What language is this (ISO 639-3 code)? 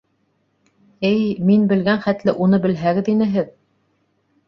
bak